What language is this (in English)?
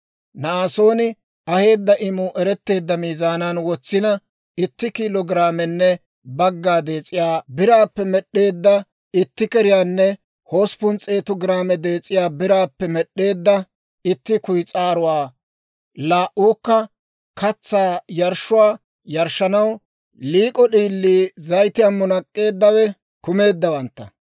Dawro